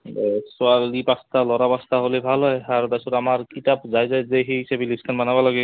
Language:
Assamese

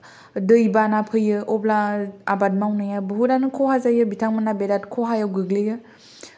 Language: Bodo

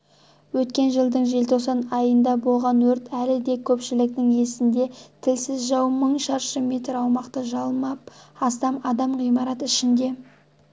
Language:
Kazakh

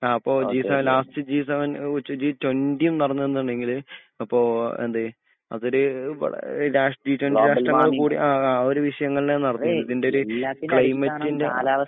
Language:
Malayalam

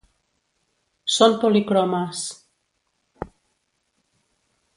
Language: Catalan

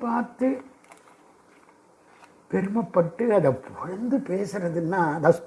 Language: Sanskrit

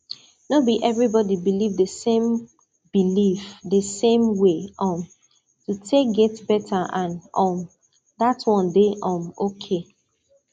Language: Nigerian Pidgin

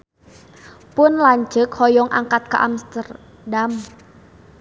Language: Sundanese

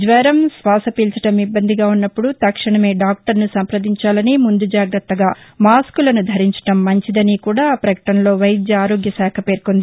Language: Telugu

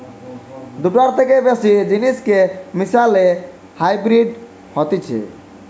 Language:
Bangla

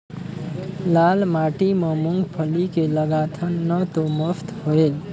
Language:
Chhattisgarhi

